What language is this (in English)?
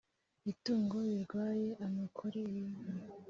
Kinyarwanda